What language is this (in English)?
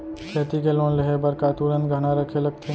Chhattisgarhi